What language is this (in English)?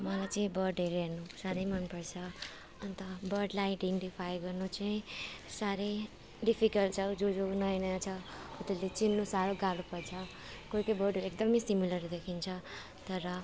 Nepali